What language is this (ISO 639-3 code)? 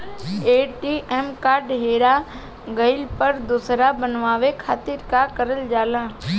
bho